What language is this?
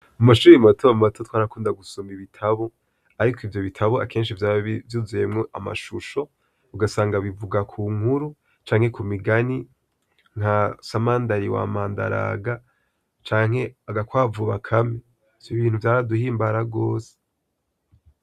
Rundi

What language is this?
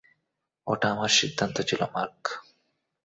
Bangla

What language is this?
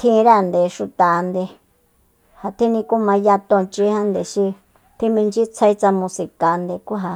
Soyaltepec Mazatec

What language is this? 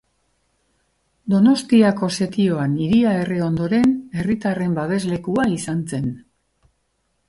Basque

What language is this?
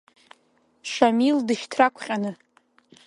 Abkhazian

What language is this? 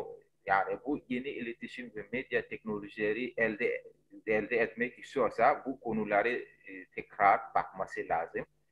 Turkish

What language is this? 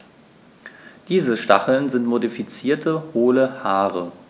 German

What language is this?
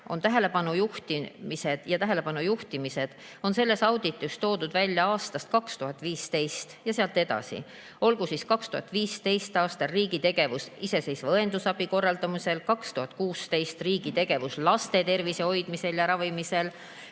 Estonian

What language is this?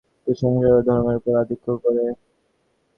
Bangla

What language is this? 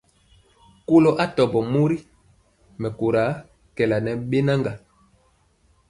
Mpiemo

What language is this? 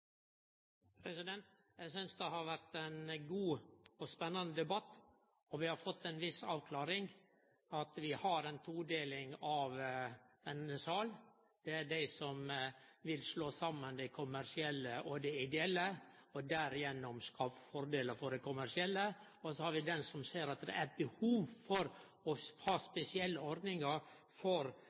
Norwegian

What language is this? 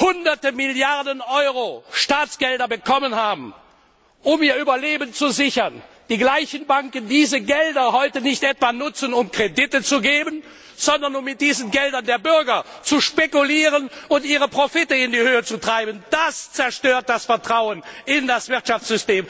German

